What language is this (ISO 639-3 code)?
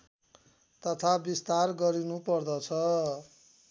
nep